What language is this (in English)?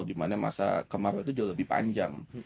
Indonesian